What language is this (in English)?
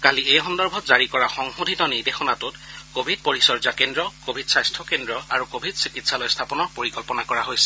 Assamese